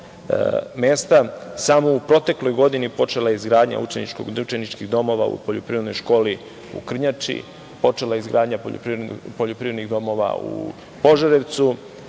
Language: Serbian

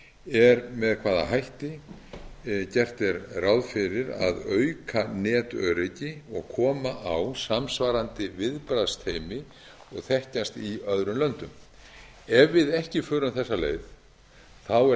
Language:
Icelandic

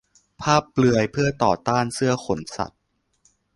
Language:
Thai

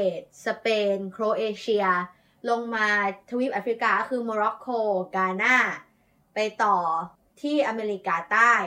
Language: Thai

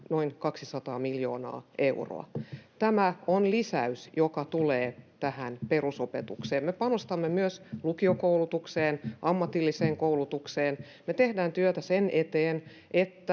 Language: Finnish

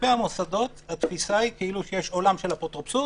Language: Hebrew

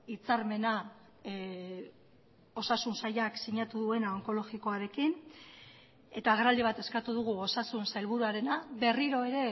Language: Basque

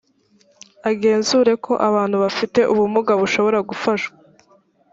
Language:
Kinyarwanda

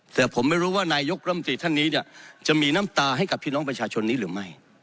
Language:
Thai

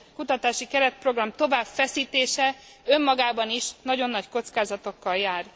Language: Hungarian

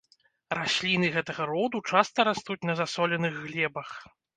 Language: Belarusian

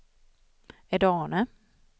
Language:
Swedish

